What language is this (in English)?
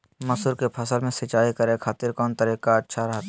Magahi